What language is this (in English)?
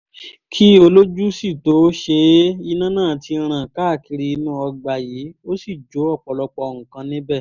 Yoruba